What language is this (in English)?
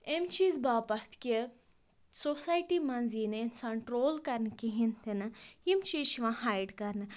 Kashmiri